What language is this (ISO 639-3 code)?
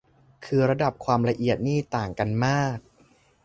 tha